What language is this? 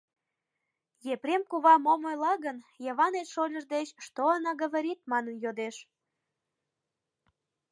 Mari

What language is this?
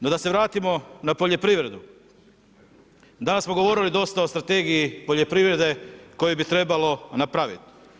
Croatian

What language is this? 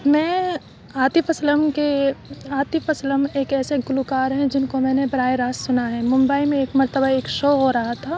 Urdu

